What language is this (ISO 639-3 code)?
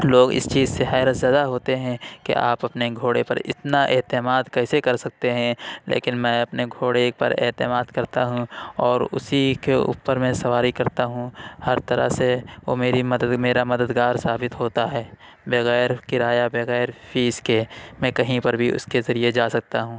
urd